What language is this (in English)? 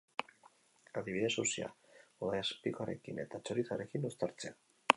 Basque